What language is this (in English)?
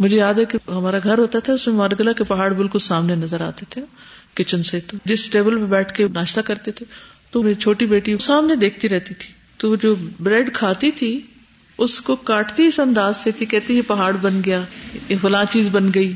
Urdu